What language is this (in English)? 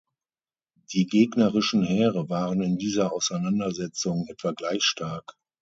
German